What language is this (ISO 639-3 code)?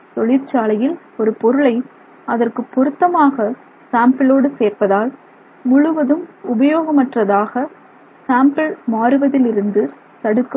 tam